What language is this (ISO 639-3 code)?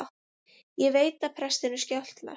isl